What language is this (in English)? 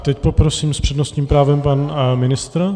Czech